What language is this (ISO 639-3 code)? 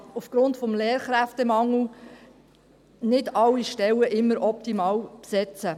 gsw